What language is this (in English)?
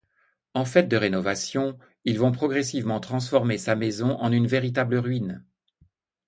French